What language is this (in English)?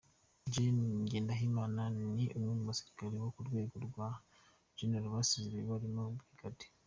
Kinyarwanda